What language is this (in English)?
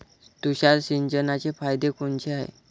Marathi